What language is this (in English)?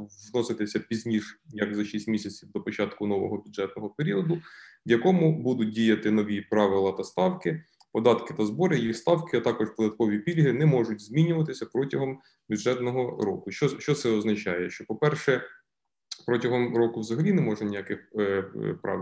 Ukrainian